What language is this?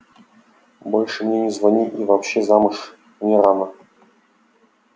Russian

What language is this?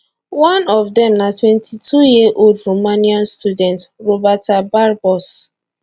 Nigerian Pidgin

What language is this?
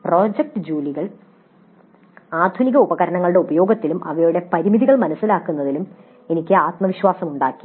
Malayalam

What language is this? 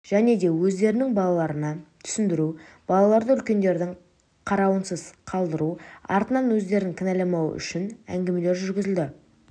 Kazakh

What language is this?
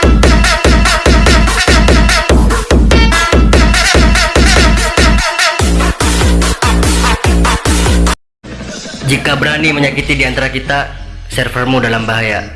Indonesian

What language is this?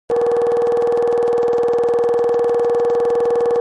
Kabardian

